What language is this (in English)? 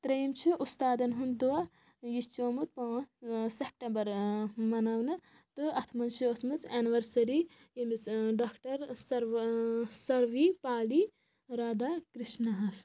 Kashmiri